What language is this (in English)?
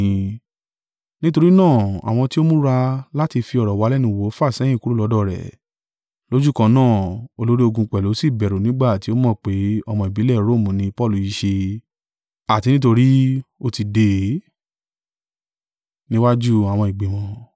Yoruba